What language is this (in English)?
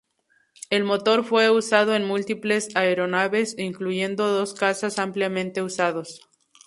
Spanish